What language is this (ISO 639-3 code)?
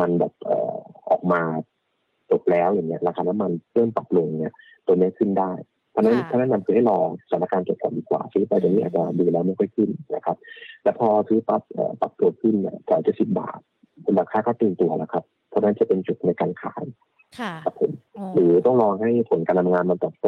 tha